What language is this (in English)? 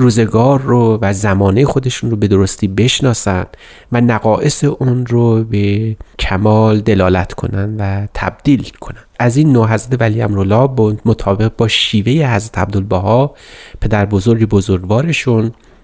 Persian